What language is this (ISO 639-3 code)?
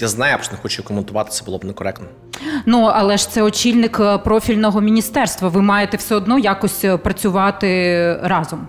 ukr